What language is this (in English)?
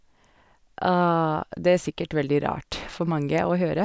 Norwegian